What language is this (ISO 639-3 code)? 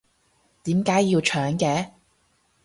yue